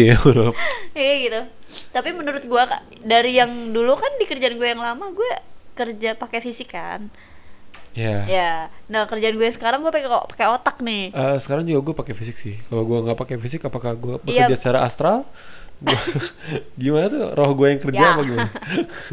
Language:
Indonesian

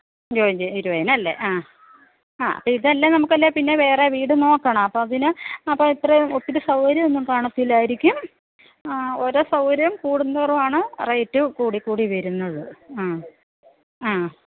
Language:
Malayalam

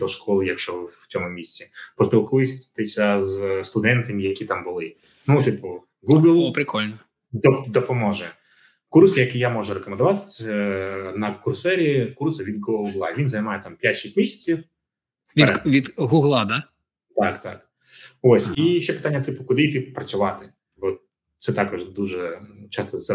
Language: Ukrainian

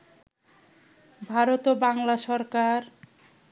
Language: Bangla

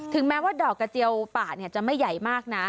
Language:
Thai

